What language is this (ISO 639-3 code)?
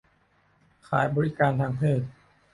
tha